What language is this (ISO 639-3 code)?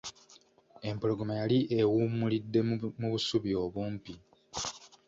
lug